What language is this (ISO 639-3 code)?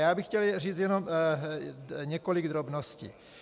ces